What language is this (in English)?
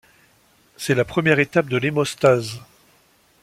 French